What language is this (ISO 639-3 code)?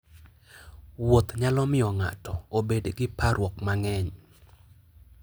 luo